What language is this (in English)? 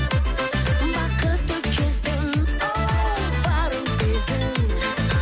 Kazakh